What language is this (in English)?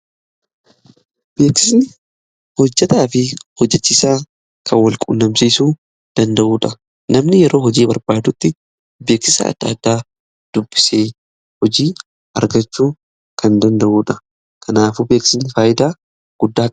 Oromo